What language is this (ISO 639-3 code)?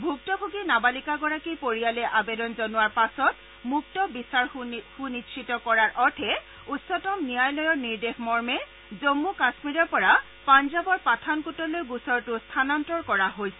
asm